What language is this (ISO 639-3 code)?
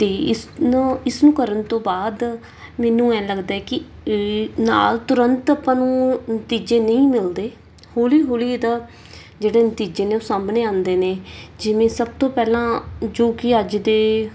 pan